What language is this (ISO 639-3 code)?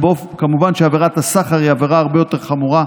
heb